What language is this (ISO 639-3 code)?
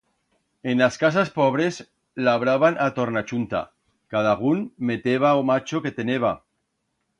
arg